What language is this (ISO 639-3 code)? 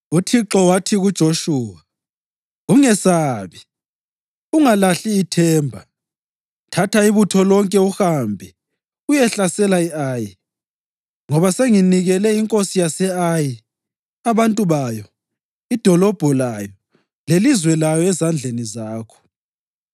nde